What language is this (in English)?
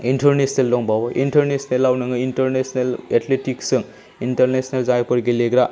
Bodo